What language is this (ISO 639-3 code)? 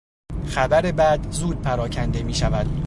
fas